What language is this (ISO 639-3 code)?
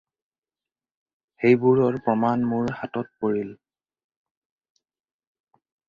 asm